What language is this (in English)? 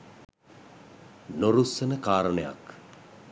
Sinhala